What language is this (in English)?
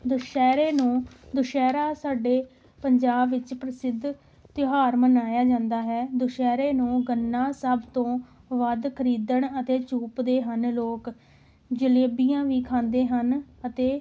Punjabi